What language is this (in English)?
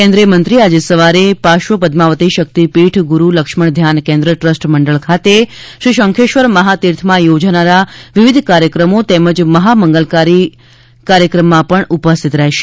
Gujarati